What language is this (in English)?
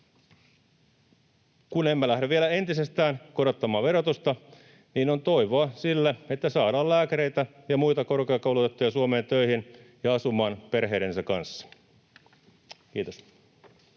Finnish